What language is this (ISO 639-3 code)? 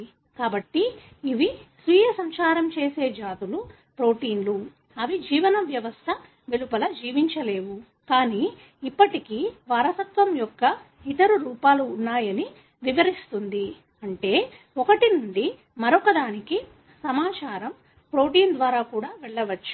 tel